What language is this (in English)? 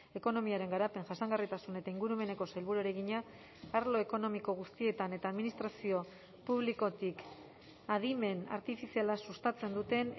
Basque